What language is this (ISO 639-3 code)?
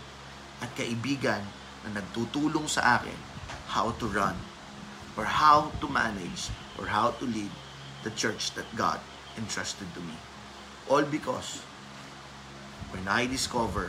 fil